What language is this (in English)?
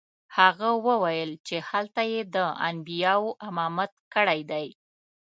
Pashto